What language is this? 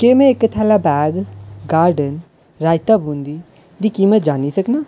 Dogri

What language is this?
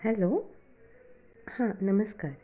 Marathi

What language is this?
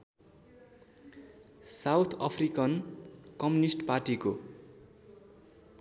Nepali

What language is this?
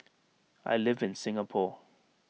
English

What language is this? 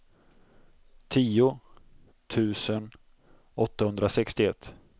Swedish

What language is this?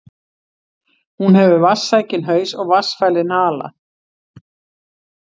Icelandic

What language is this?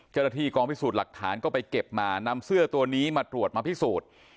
Thai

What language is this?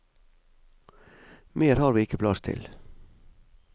Norwegian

